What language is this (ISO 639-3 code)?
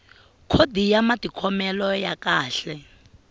tso